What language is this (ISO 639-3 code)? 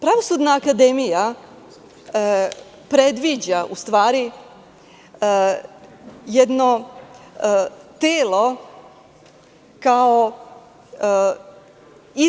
srp